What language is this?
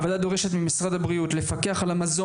Hebrew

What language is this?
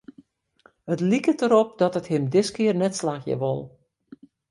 Western Frisian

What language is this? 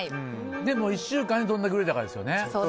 Japanese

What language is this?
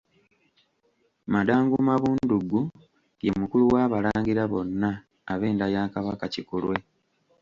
Ganda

